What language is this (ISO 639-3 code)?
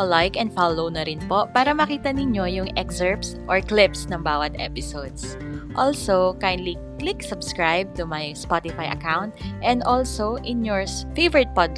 fil